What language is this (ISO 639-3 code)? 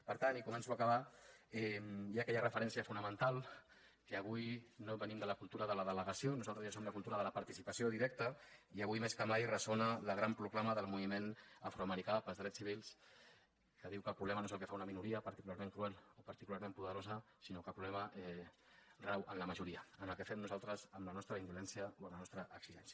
cat